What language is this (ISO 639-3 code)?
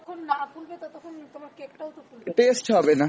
ben